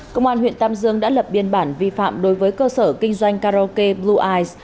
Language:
Vietnamese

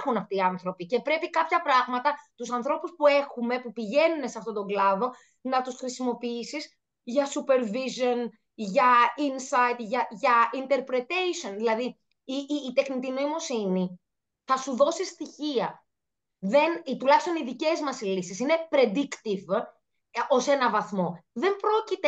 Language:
Greek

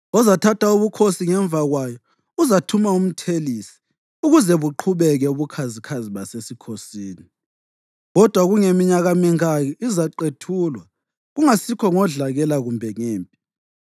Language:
North Ndebele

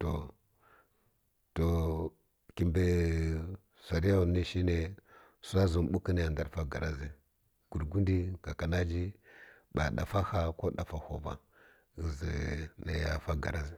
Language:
Kirya-Konzəl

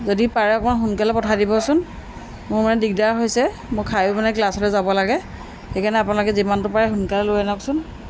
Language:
Assamese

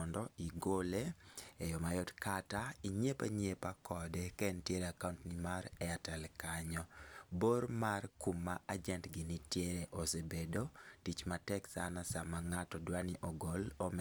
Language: Luo (Kenya and Tanzania)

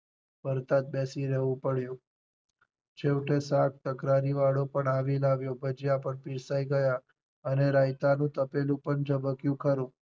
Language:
Gujarati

